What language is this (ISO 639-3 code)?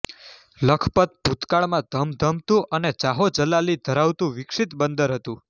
guj